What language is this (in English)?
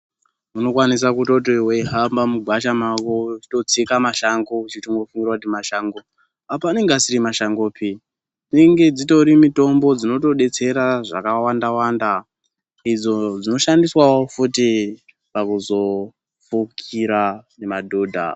Ndau